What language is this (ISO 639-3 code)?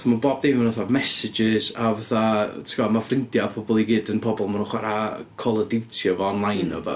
cym